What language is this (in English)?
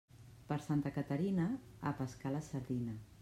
Catalan